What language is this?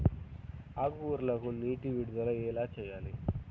Telugu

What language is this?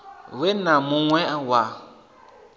Venda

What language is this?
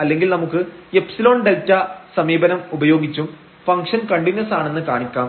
Malayalam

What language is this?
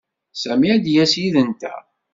Kabyle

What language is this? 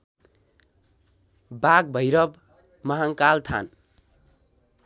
Nepali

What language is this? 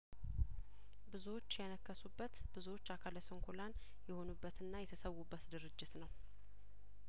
Amharic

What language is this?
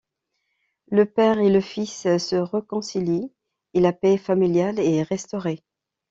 French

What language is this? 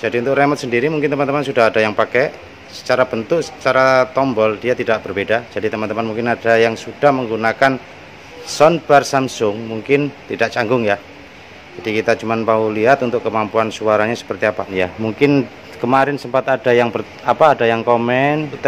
Indonesian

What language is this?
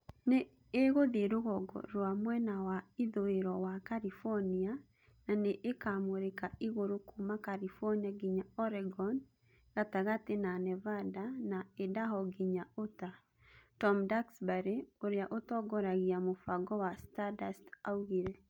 Kikuyu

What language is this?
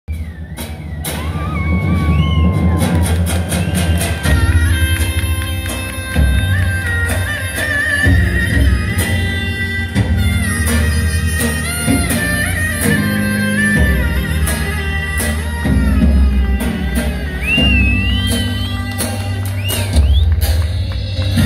Turkish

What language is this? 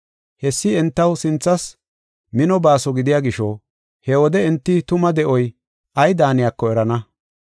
Gofa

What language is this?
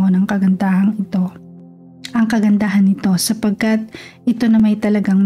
Filipino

